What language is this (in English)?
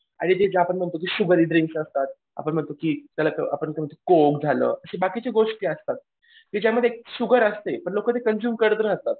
Marathi